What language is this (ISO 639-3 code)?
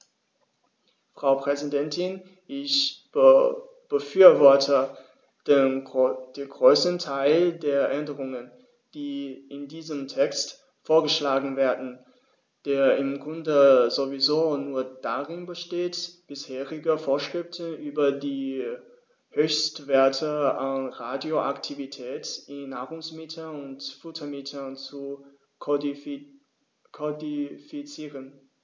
deu